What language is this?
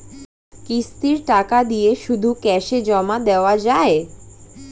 Bangla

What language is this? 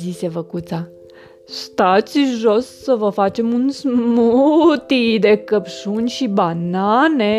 Romanian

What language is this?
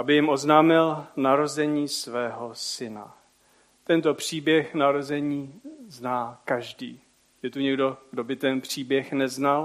Czech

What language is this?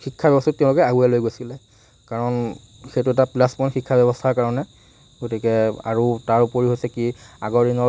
Assamese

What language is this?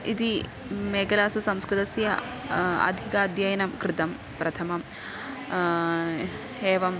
Sanskrit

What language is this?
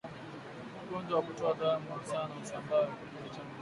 Swahili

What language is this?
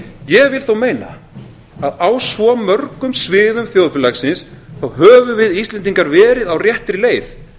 Icelandic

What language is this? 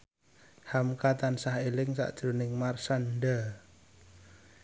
Javanese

